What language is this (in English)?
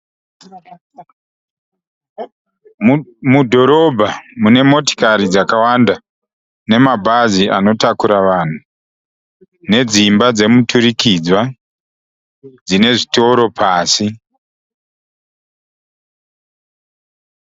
Shona